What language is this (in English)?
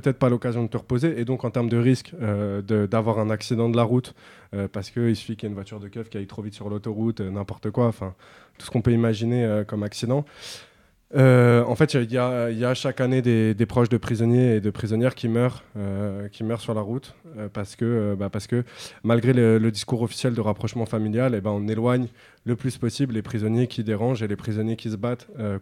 French